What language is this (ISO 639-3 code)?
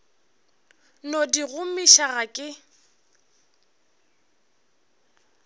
nso